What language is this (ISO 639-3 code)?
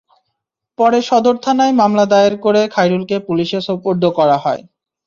ben